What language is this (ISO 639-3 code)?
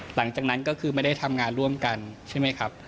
tha